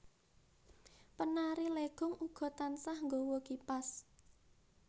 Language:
Javanese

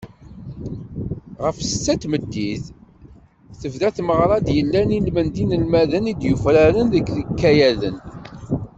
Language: Kabyle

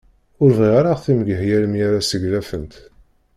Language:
Kabyle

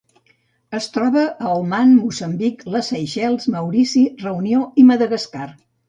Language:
Catalan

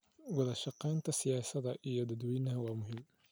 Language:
Somali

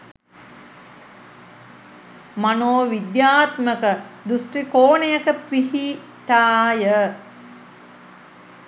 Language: Sinhala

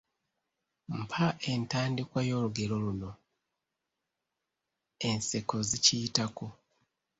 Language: Ganda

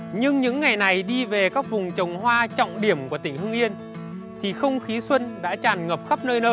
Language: Vietnamese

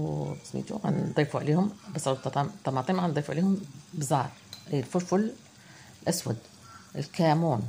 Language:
Arabic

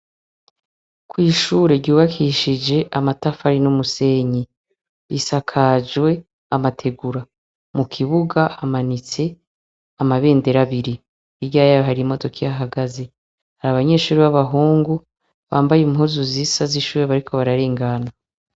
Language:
Rundi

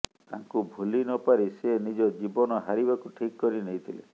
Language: Odia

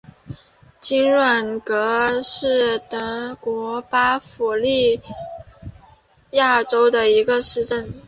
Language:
Chinese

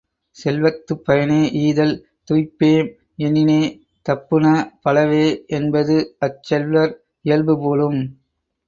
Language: Tamil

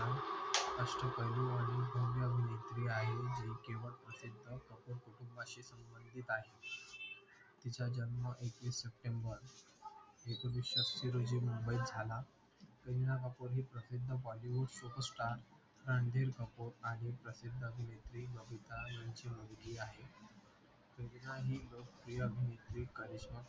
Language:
Marathi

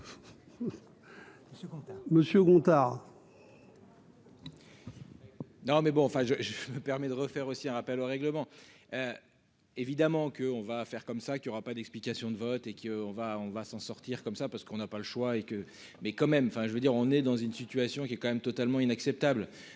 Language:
French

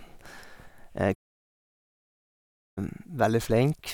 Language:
Norwegian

